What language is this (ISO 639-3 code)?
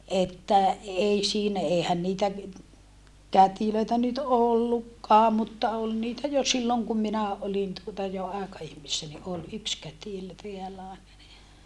fin